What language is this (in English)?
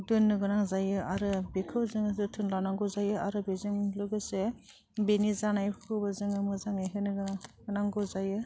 Bodo